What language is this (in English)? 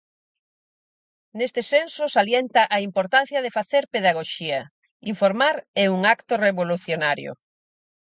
Galician